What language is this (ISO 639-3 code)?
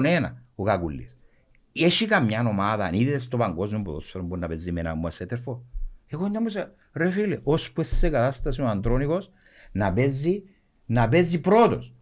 ell